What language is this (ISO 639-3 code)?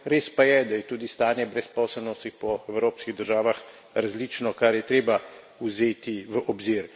slv